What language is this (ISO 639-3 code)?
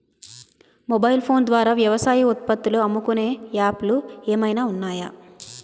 tel